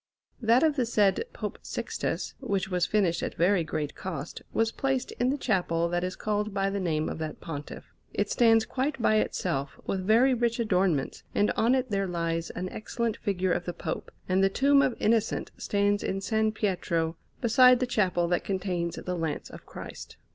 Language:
English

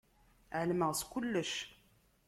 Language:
Kabyle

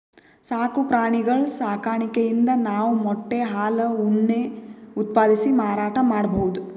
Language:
Kannada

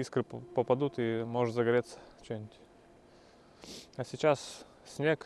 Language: Russian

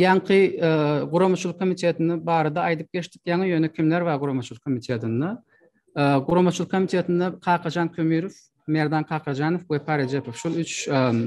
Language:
Turkish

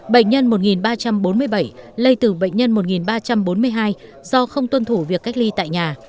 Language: Vietnamese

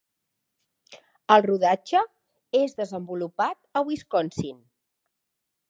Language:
Catalan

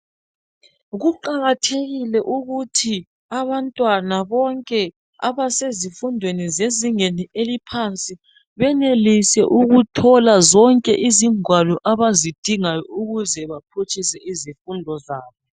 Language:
North Ndebele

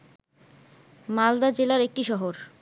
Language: Bangla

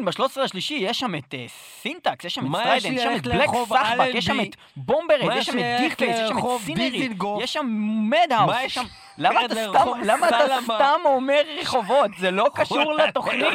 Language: Hebrew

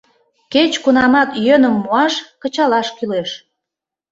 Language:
Mari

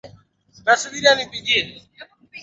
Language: Swahili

